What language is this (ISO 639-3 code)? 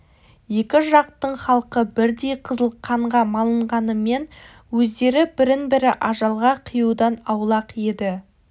kaz